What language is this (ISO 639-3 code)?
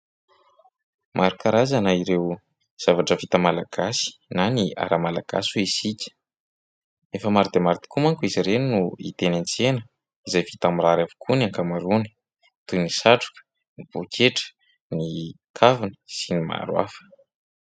mlg